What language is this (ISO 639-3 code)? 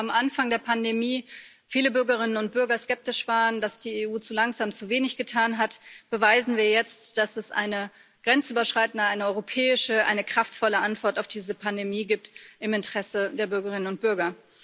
deu